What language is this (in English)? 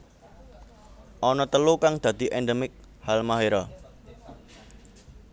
Javanese